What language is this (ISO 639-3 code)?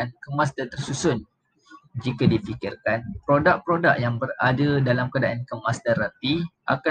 msa